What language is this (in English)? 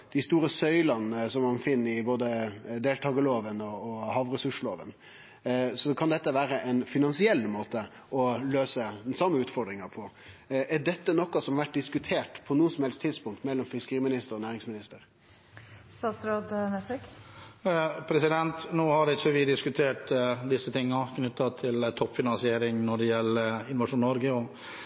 Norwegian